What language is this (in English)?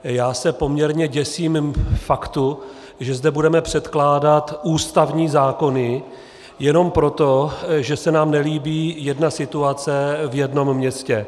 Czech